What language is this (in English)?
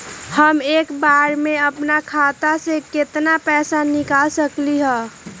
Magahi